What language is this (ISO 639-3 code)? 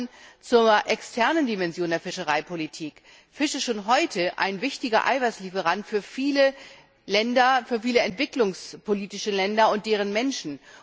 deu